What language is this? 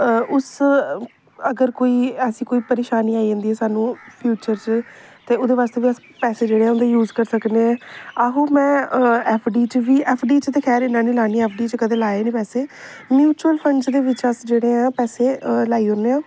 Dogri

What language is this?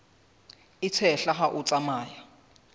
Southern Sotho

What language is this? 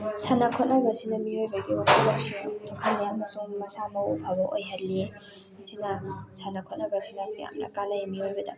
Manipuri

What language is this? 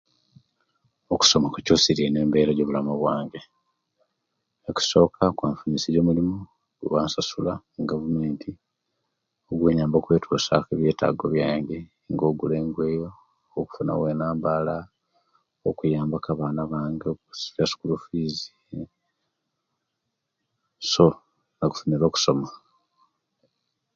Kenyi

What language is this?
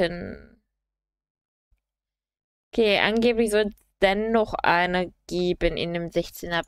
German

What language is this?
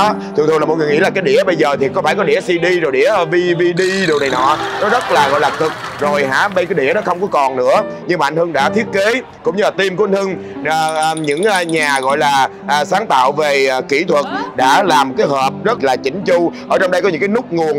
Vietnamese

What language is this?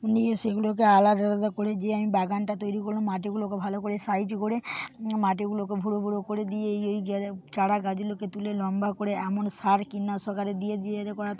Bangla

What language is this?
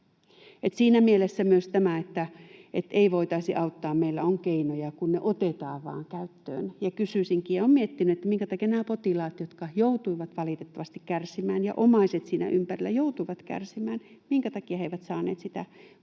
Finnish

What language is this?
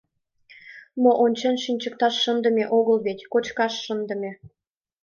Mari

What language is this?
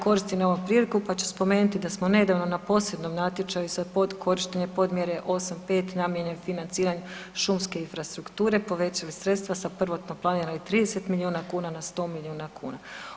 Croatian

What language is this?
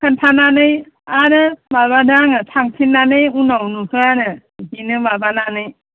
Bodo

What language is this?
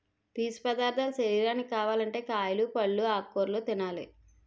Telugu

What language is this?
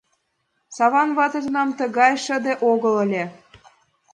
Mari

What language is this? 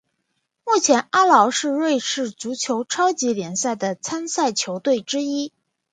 Chinese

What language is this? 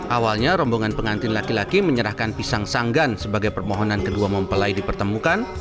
Indonesian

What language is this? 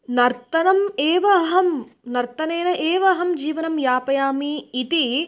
Sanskrit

